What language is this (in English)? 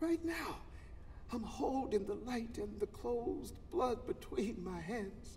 English